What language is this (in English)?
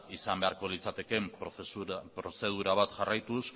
Basque